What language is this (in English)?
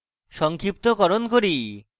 Bangla